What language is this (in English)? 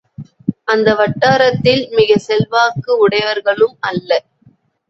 Tamil